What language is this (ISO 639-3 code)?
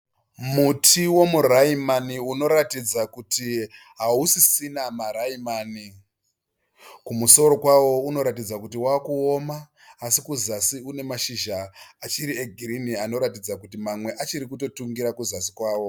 sna